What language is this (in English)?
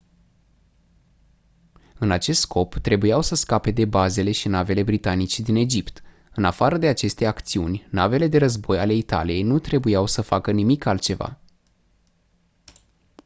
Romanian